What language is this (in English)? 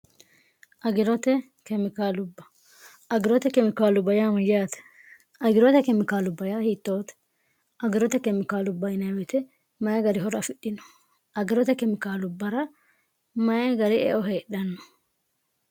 Sidamo